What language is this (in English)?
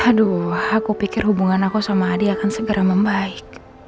Indonesian